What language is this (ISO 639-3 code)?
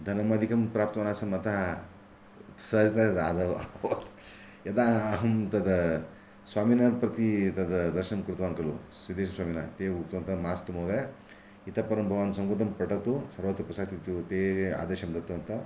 san